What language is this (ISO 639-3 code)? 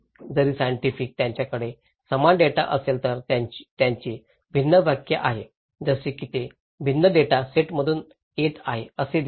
mar